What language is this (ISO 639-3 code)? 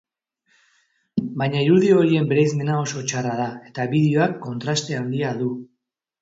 eus